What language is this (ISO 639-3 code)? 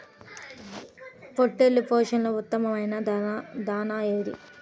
tel